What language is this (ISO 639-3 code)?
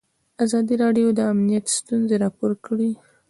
pus